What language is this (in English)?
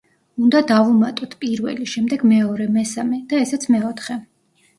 Georgian